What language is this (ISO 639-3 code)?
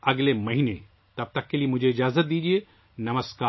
urd